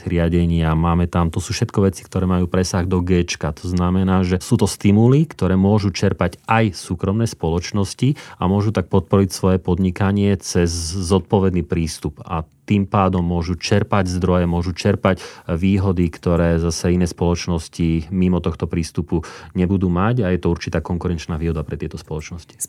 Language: Slovak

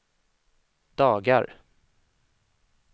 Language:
Swedish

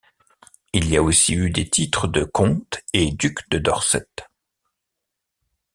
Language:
French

